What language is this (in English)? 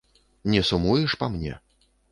Belarusian